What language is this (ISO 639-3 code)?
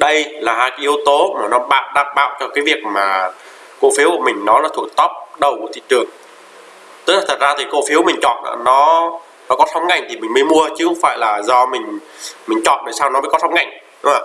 vie